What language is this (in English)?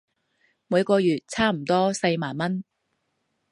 Cantonese